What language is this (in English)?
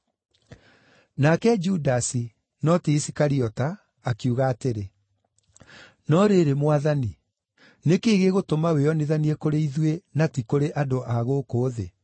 Kikuyu